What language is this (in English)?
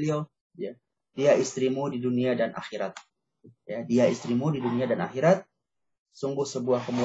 Indonesian